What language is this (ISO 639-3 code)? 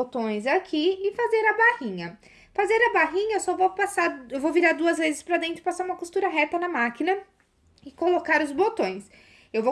por